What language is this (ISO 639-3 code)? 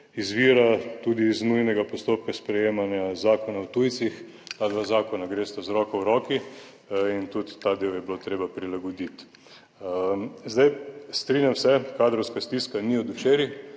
slv